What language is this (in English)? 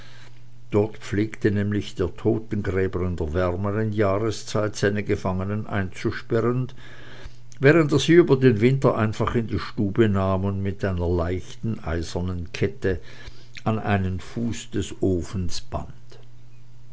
German